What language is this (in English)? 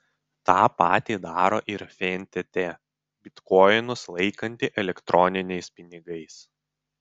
Lithuanian